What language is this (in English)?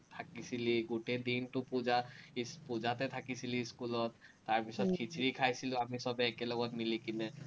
Assamese